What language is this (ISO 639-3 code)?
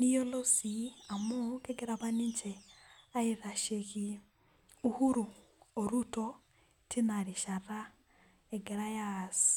mas